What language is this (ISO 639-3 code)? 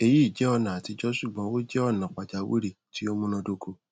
yor